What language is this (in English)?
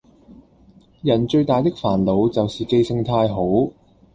Cantonese